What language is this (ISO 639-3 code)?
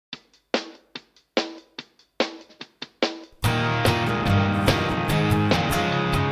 hun